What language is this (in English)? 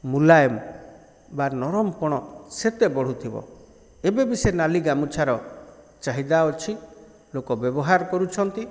Odia